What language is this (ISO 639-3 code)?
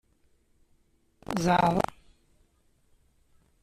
kab